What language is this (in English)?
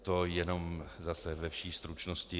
Czech